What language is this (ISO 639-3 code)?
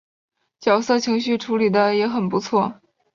zho